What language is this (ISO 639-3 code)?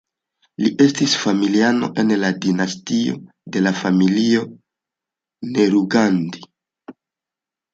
epo